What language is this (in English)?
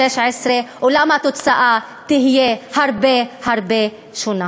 Hebrew